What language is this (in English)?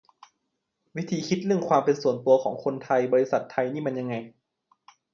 Thai